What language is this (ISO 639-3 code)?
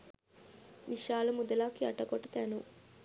sin